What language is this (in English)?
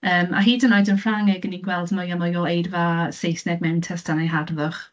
Welsh